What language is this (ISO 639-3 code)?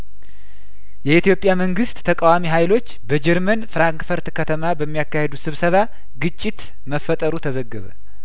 amh